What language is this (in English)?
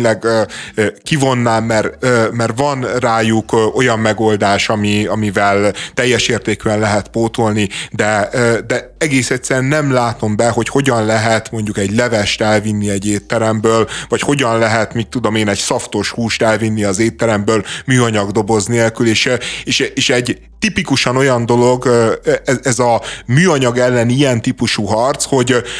Hungarian